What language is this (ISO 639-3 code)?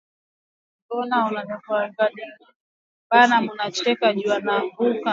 swa